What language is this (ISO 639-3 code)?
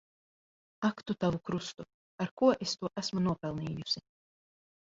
lav